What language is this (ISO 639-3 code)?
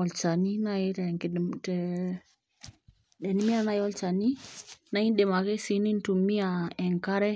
mas